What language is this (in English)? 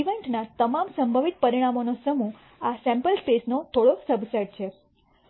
Gujarati